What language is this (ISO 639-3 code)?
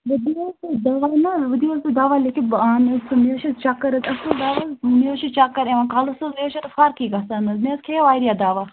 kas